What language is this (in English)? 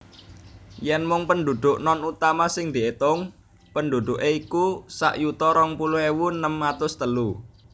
Javanese